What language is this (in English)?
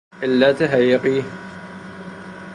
Persian